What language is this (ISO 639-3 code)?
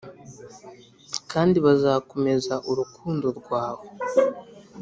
kin